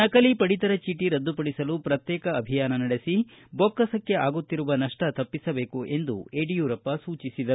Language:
Kannada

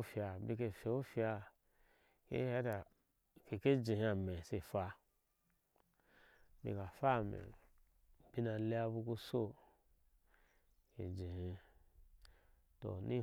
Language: Ashe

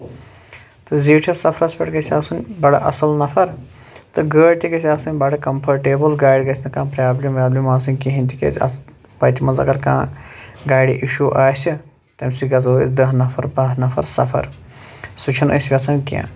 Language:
Kashmiri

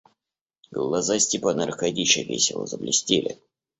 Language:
Russian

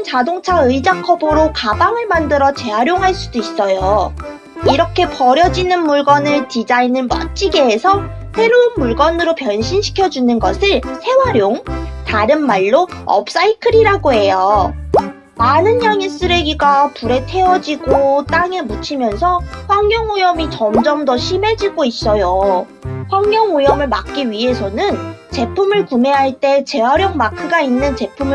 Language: Korean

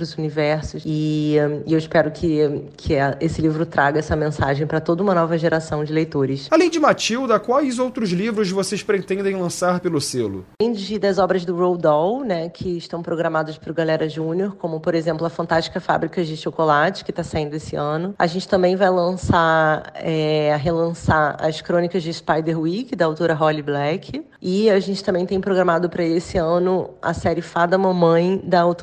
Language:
Portuguese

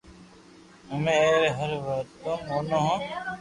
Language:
Loarki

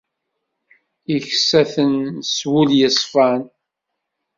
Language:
Kabyle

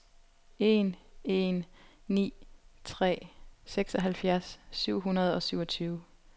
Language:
Danish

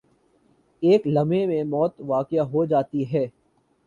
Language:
Urdu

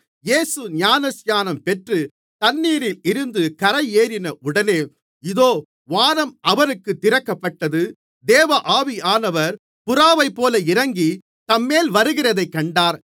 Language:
Tamil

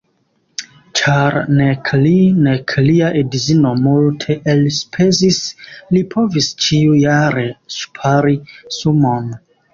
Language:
Esperanto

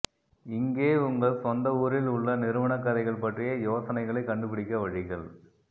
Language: Tamil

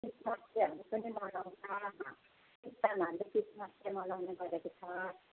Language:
Nepali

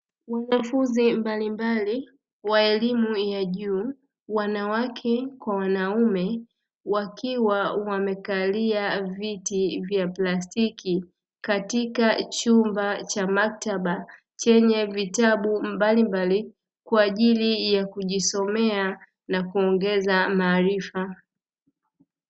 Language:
Swahili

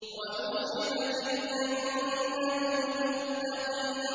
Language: Arabic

